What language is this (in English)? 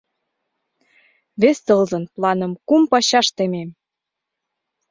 Mari